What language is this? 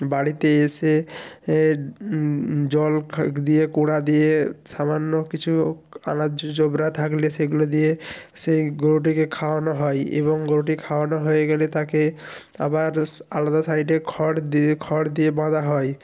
Bangla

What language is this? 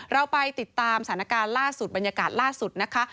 Thai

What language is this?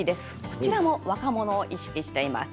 Japanese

